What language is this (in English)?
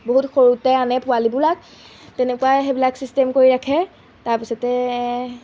Assamese